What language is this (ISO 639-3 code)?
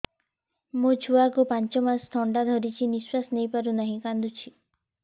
ori